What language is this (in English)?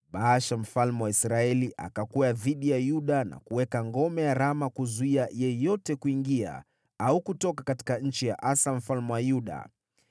Swahili